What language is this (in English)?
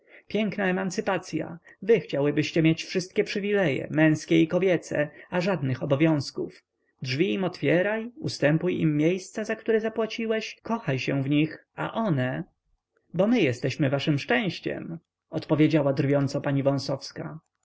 Polish